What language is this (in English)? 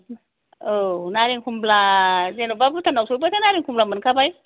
Bodo